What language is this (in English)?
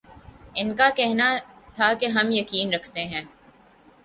Urdu